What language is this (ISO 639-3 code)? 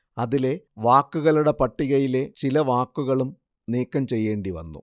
mal